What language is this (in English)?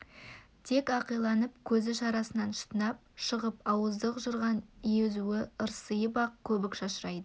Kazakh